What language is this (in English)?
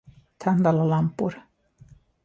Swedish